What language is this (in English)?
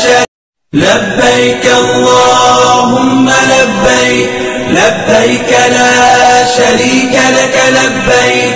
Arabic